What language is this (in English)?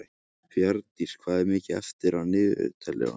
Icelandic